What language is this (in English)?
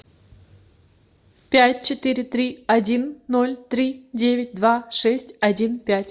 Russian